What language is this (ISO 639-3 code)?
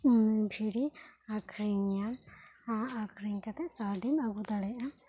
sat